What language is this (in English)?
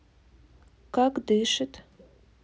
Russian